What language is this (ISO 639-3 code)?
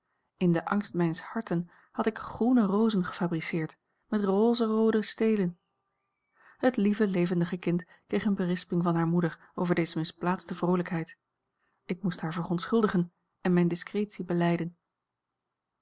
nld